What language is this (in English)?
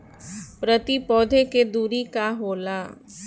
Bhojpuri